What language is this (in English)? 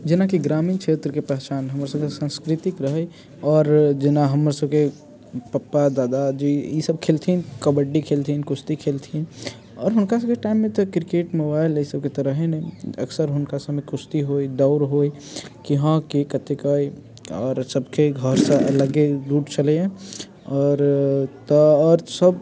Maithili